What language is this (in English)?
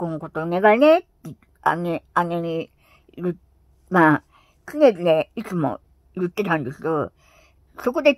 Japanese